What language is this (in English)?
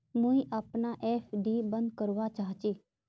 Magahi